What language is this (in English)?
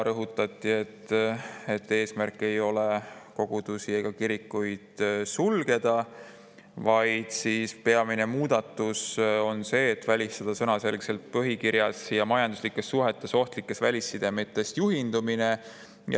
Estonian